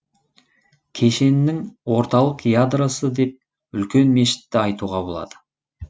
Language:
Kazakh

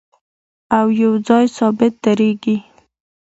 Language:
Pashto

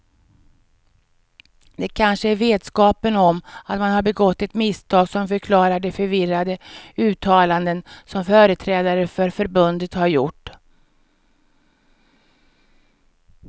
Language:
Swedish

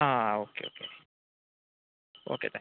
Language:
Malayalam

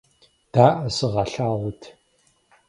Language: Kabardian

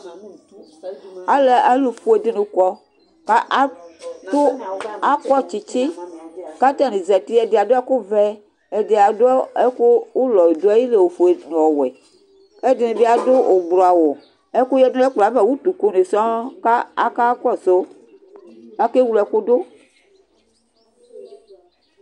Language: Ikposo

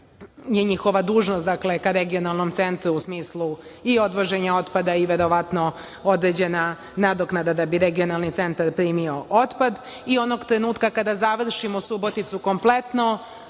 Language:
Serbian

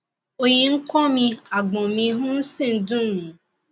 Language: Yoruba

